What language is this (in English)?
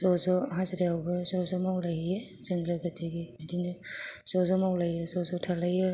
Bodo